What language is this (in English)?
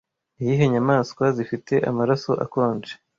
Kinyarwanda